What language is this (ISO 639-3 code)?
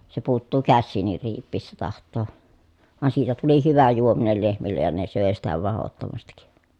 fin